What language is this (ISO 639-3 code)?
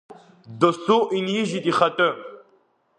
abk